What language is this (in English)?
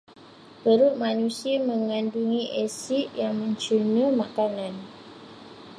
Malay